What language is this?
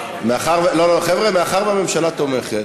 Hebrew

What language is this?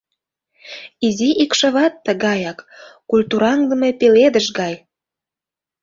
Mari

